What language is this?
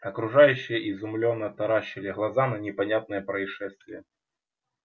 Russian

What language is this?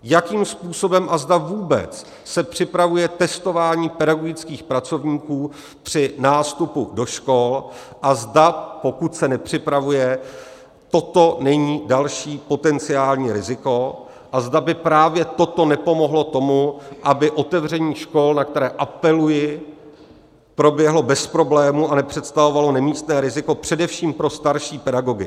Czech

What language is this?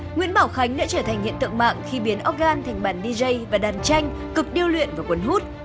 Vietnamese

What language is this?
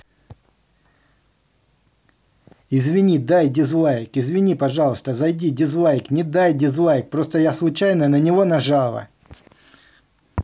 Russian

